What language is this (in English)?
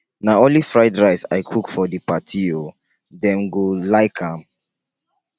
Nigerian Pidgin